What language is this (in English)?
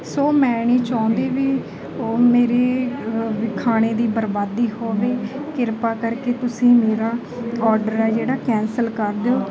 Punjabi